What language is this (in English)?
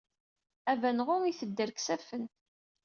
Kabyle